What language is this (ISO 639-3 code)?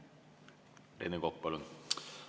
est